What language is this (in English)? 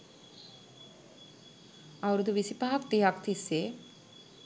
Sinhala